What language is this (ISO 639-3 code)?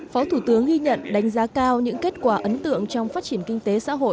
vie